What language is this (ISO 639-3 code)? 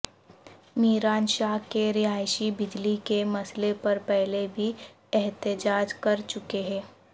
urd